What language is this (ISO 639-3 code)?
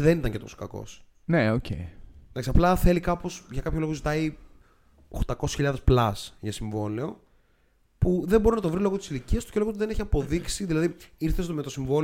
ell